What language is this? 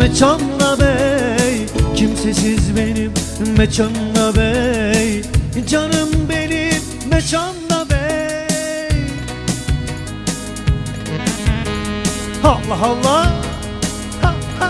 Turkish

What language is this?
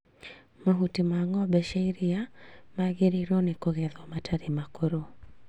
Kikuyu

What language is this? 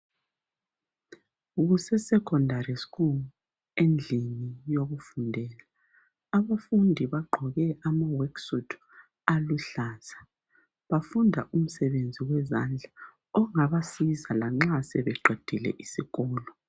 North Ndebele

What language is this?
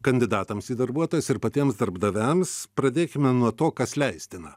Lithuanian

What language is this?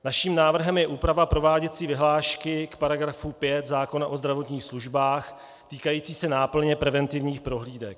Czech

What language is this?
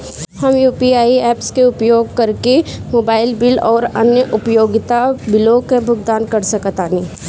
Bhojpuri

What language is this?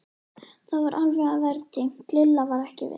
Icelandic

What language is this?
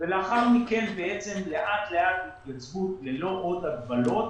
Hebrew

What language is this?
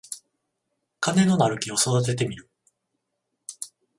Japanese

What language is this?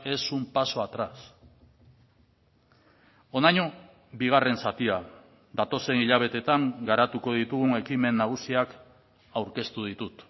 Basque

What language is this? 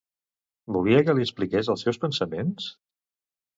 Catalan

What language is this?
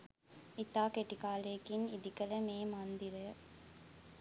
Sinhala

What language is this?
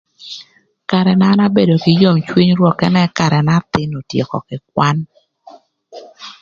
Thur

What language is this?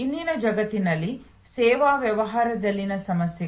Kannada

